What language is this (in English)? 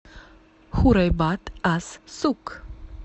Russian